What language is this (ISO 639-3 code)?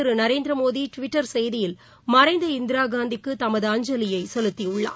tam